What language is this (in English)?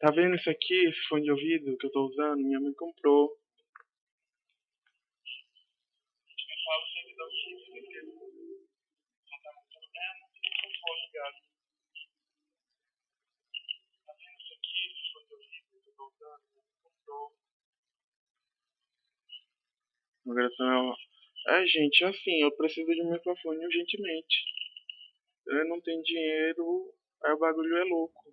Portuguese